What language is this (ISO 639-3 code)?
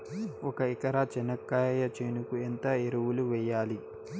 tel